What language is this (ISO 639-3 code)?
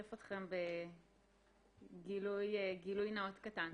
heb